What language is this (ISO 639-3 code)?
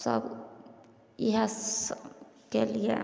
mai